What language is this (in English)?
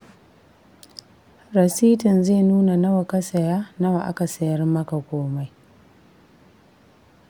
Hausa